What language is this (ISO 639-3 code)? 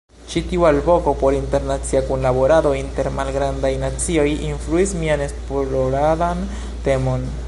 epo